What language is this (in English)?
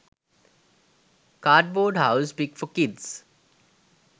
Sinhala